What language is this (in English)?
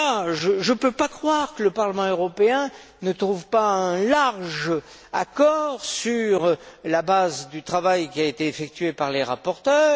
French